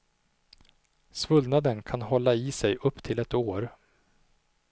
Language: Swedish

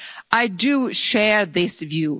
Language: English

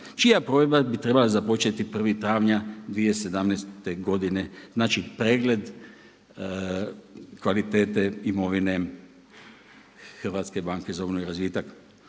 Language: Croatian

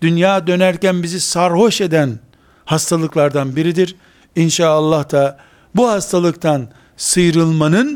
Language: Turkish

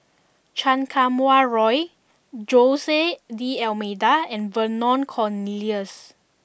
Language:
English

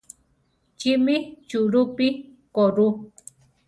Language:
Central Tarahumara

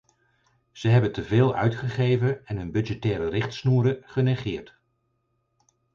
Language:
Dutch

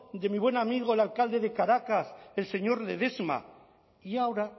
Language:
Spanish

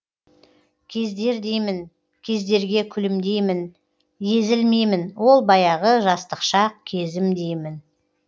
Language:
Kazakh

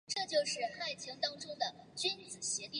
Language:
Chinese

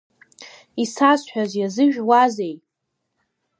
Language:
Abkhazian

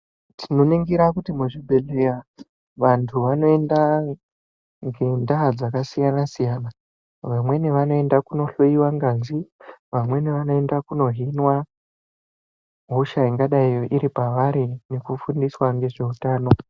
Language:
Ndau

